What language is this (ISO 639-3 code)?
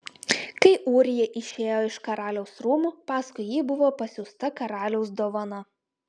lit